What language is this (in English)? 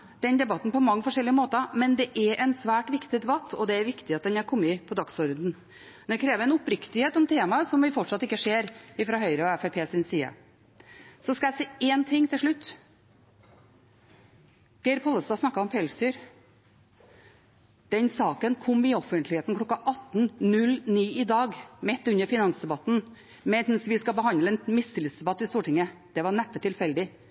Norwegian Bokmål